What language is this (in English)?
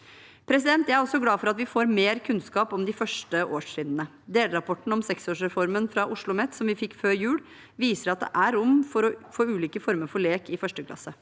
Norwegian